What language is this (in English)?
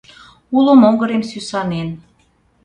Mari